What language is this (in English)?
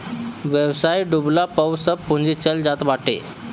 Bhojpuri